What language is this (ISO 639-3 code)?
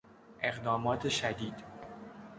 fas